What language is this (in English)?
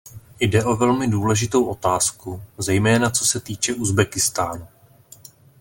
Czech